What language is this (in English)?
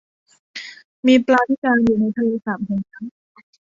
Thai